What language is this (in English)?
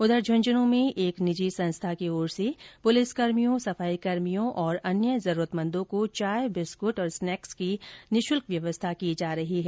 Hindi